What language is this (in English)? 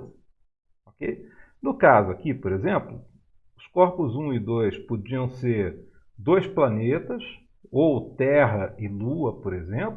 Portuguese